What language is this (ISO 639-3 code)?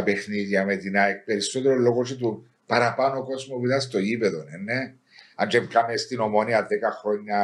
ell